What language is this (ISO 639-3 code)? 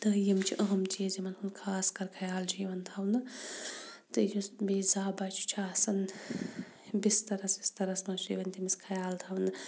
kas